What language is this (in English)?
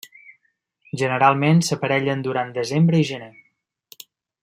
Catalan